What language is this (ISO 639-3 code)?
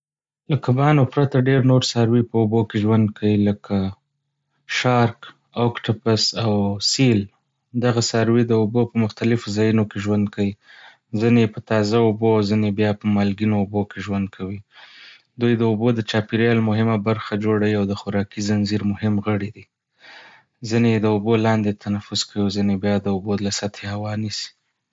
pus